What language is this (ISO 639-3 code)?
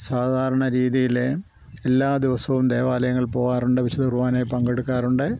mal